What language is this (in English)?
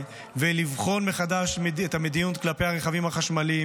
Hebrew